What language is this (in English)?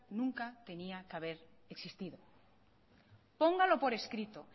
Spanish